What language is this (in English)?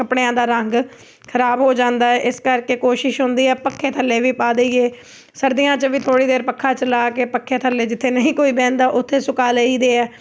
Punjabi